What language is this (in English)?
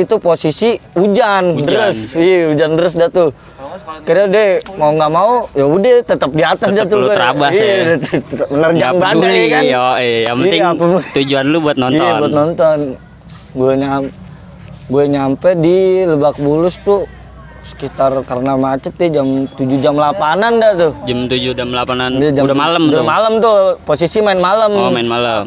Indonesian